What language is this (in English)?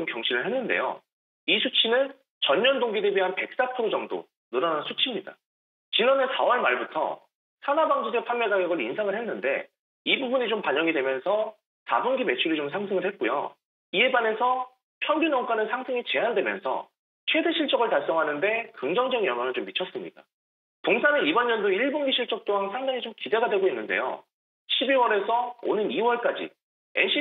Korean